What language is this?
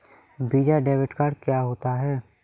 Hindi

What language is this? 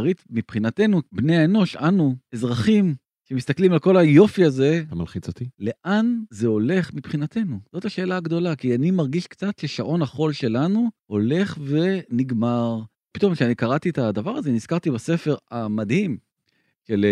Hebrew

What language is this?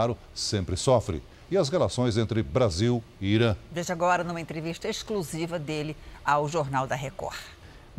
Portuguese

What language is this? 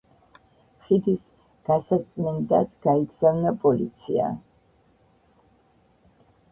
Georgian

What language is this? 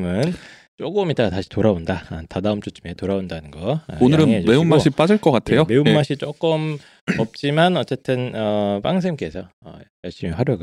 Korean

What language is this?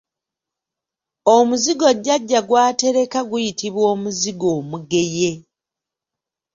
Ganda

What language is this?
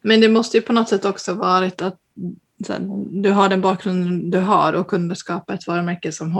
Swedish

